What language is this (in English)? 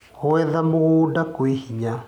Kikuyu